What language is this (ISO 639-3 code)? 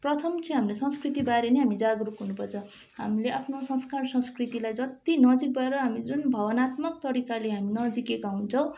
nep